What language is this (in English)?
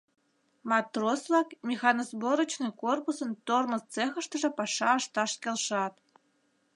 Mari